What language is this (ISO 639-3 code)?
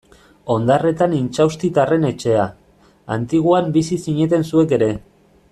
eus